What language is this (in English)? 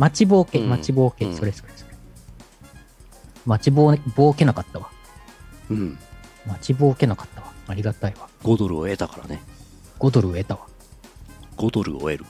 Japanese